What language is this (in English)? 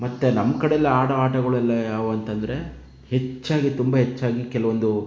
Kannada